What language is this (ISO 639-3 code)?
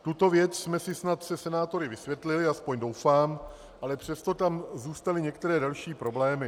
ces